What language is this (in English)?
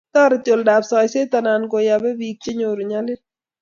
Kalenjin